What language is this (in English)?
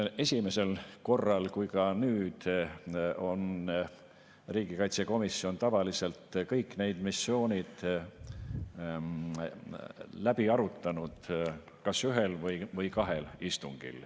Estonian